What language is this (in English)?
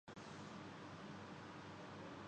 Urdu